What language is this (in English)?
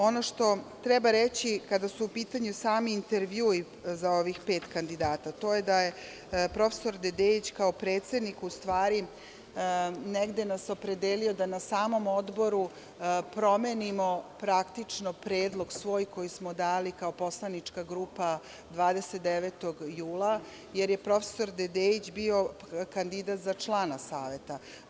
Serbian